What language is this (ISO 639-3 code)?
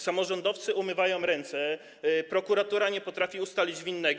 pol